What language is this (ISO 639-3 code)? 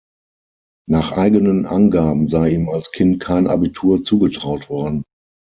deu